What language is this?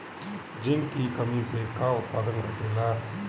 Bhojpuri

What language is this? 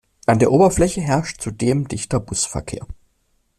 German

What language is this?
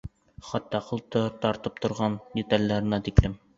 Bashkir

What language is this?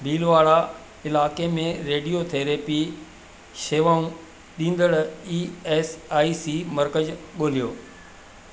Sindhi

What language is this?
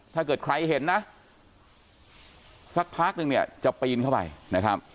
Thai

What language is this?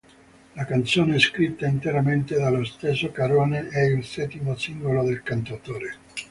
Italian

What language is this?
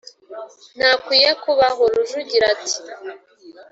Kinyarwanda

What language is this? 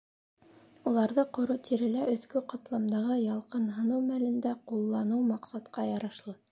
Bashkir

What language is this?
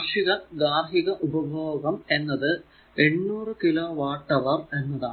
Malayalam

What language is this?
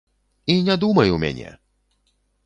Belarusian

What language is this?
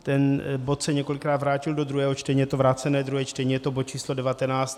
Czech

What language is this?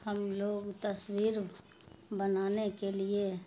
Urdu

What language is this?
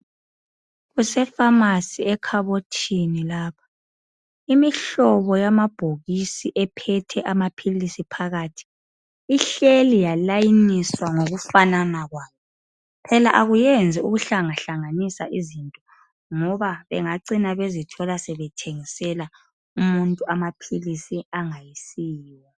North Ndebele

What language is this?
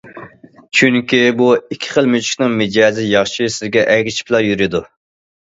Uyghur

